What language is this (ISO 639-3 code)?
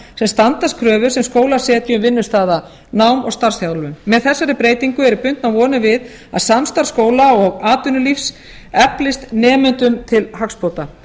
isl